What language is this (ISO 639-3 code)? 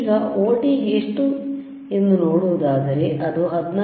kan